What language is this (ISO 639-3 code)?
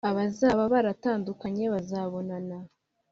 kin